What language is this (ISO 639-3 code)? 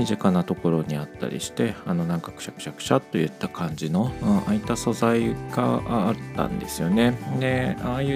jpn